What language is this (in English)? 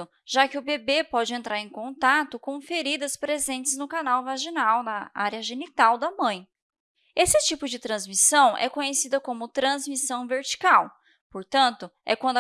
Portuguese